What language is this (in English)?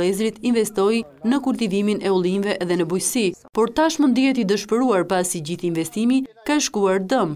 Romanian